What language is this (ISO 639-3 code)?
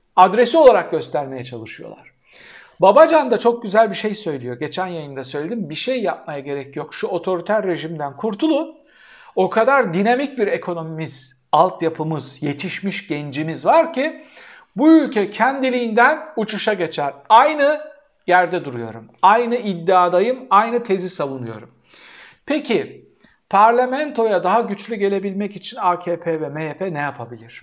tur